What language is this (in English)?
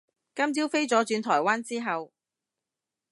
Cantonese